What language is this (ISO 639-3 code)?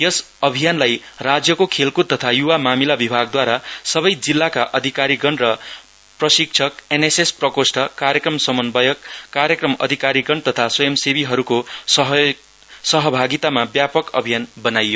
nep